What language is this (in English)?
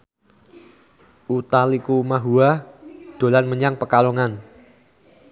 Javanese